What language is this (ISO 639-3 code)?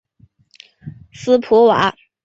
zho